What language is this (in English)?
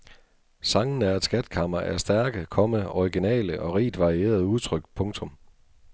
Danish